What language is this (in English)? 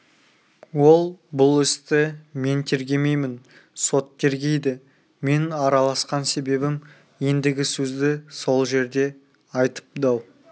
Kazakh